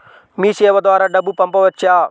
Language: Telugu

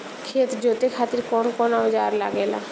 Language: Bhojpuri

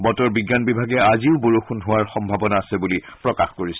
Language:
Assamese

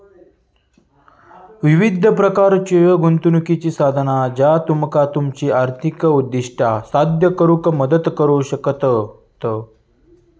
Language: Marathi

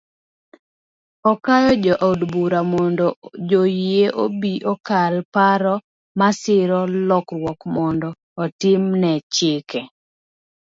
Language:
Luo (Kenya and Tanzania)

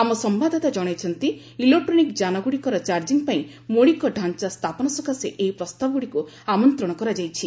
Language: Odia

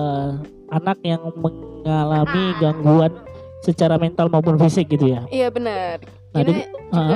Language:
Indonesian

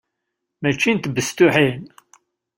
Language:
Kabyle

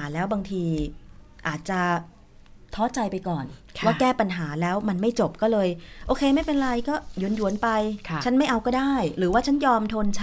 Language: Thai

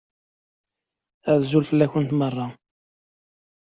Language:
Kabyle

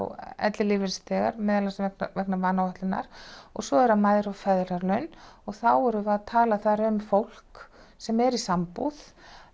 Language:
Icelandic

